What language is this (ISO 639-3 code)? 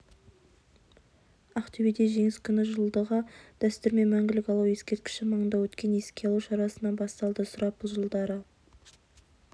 kaz